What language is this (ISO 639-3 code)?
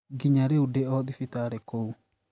kik